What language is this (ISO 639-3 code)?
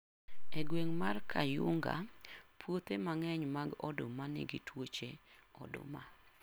luo